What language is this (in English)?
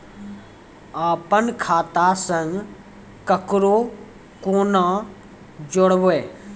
Maithili